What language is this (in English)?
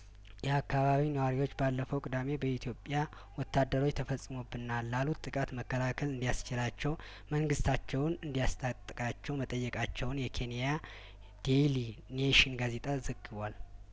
Amharic